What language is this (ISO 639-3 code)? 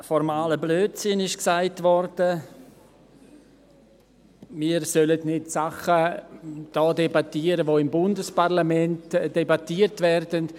gsw